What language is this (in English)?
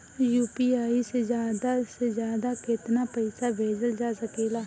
Bhojpuri